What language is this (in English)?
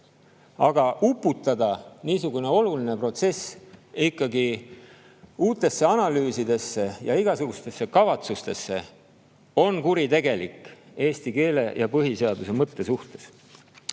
Estonian